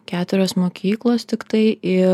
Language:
Lithuanian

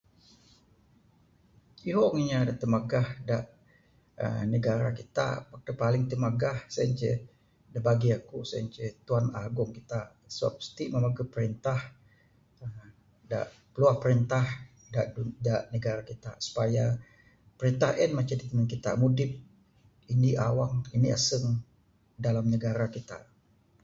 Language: Bukar-Sadung Bidayuh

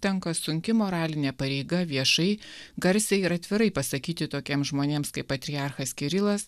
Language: Lithuanian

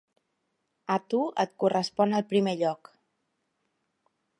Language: Catalan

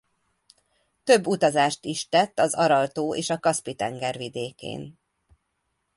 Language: Hungarian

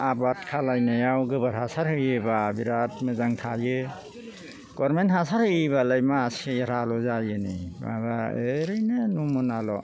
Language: Bodo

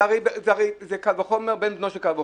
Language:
Hebrew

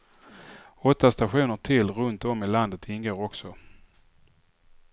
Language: Swedish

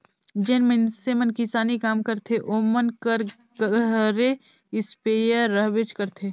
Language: Chhattisgarhi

